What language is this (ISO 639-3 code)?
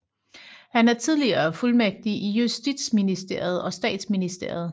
dan